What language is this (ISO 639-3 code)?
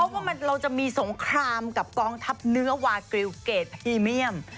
tha